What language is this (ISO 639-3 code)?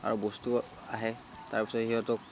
asm